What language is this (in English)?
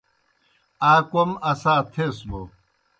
Kohistani Shina